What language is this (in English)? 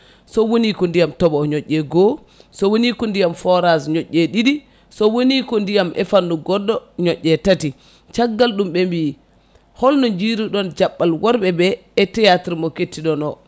Fula